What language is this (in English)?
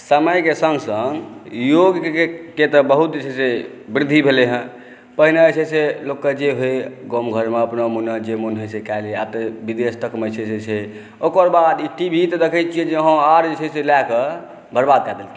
Maithili